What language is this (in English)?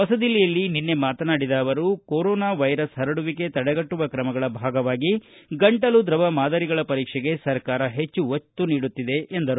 Kannada